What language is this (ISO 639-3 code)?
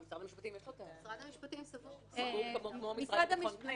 heb